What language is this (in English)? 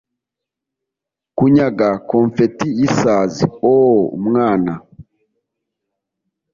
Kinyarwanda